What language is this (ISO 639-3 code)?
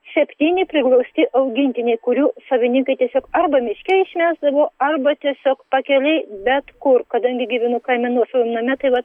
lit